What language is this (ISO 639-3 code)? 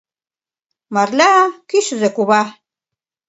chm